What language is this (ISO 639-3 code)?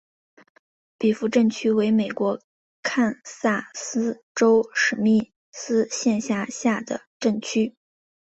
zho